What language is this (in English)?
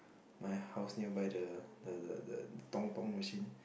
English